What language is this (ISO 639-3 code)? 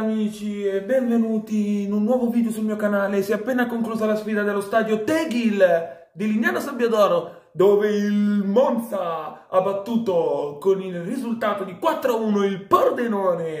ita